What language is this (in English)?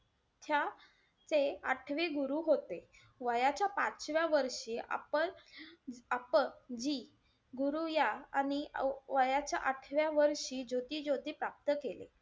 Marathi